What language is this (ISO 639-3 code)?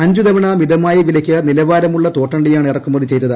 mal